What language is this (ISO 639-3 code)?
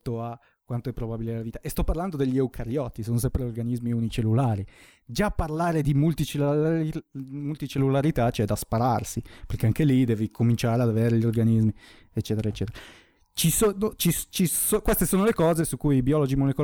ita